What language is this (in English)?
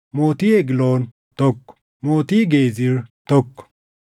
Oromo